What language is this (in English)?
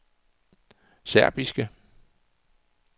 Danish